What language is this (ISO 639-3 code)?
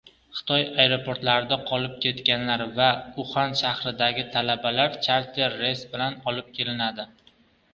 uzb